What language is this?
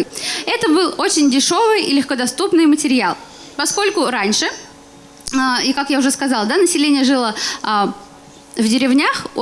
Russian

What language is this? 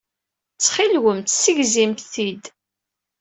Kabyle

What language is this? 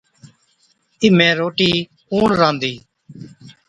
Od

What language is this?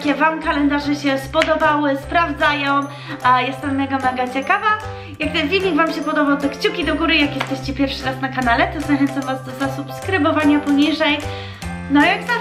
Polish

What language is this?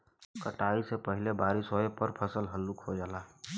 Bhojpuri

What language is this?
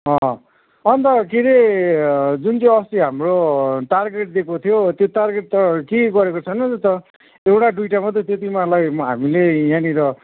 Nepali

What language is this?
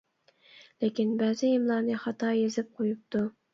Uyghur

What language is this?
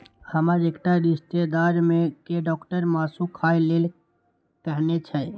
Maithili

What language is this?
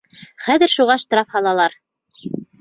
Bashkir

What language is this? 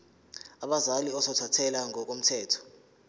Zulu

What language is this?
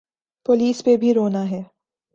Urdu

